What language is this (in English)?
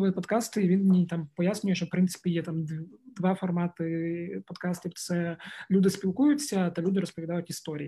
Ukrainian